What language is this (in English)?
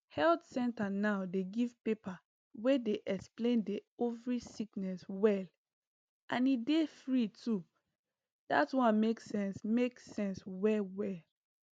Nigerian Pidgin